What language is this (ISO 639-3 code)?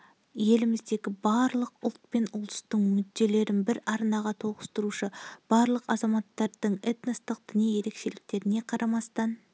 kaz